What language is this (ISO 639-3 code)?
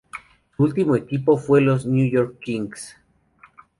spa